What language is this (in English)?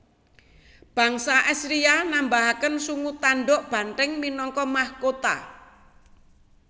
Javanese